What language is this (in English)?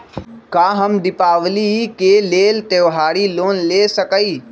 Magahi